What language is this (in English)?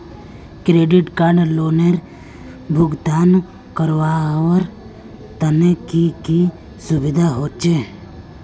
Magahi